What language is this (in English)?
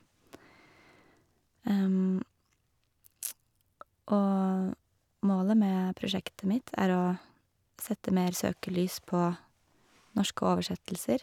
Norwegian